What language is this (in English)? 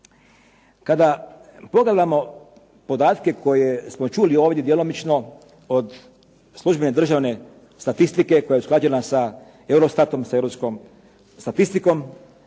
Croatian